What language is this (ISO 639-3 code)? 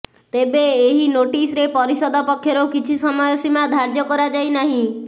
ori